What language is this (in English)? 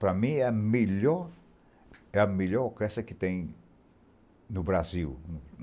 Portuguese